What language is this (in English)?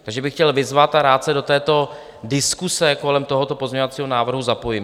Czech